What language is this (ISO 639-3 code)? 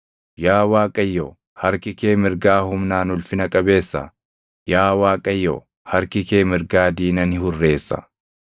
orm